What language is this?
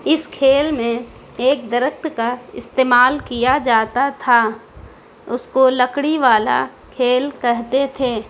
Urdu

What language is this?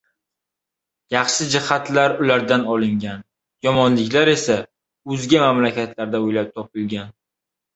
Uzbek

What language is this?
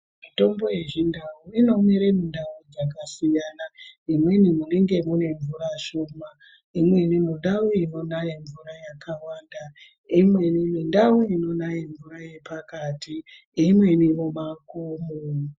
Ndau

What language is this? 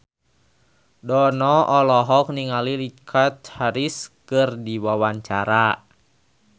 Sundanese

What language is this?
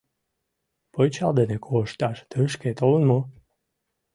Mari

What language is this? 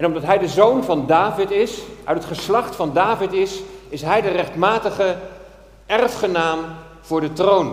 Dutch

